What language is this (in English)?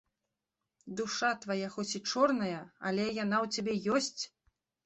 Belarusian